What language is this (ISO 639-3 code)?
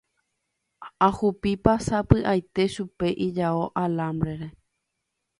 grn